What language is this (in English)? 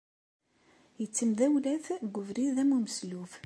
Kabyle